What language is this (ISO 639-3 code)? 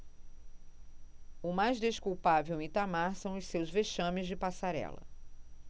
por